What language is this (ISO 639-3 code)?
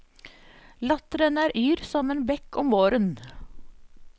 nor